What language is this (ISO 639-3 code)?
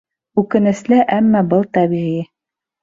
bak